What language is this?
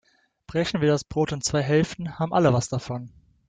German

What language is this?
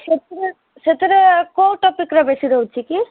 Odia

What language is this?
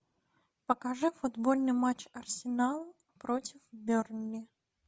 Russian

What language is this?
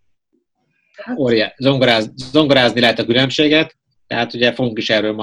Hungarian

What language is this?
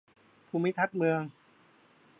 Thai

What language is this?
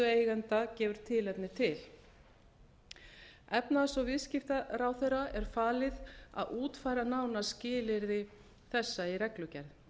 Icelandic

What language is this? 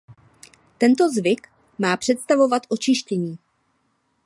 Czech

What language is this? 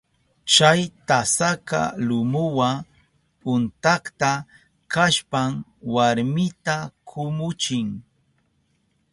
Southern Pastaza Quechua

